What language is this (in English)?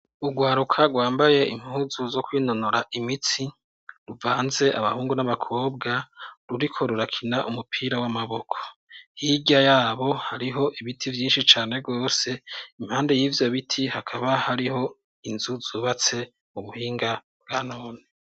Rundi